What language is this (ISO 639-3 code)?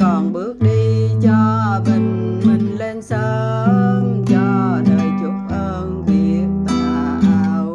vie